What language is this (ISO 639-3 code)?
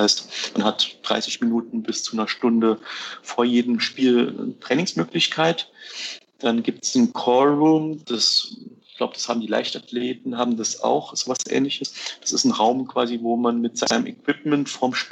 deu